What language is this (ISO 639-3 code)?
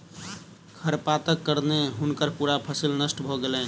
mai